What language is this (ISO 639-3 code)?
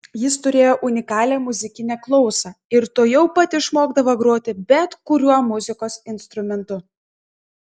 lit